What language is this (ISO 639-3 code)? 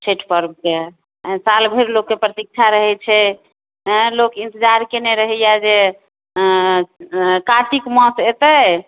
mai